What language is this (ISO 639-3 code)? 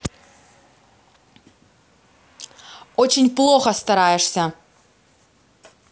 rus